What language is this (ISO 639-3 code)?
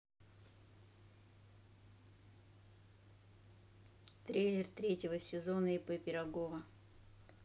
rus